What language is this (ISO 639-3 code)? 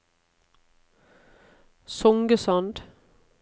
nor